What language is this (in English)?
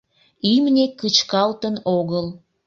Mari